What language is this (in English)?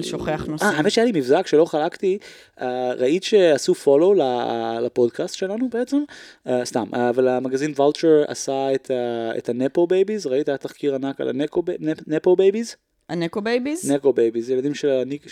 Hebrew